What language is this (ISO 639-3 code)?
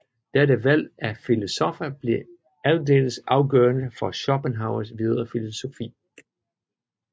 dan